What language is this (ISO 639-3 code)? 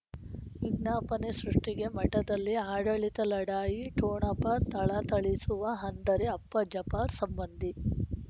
kan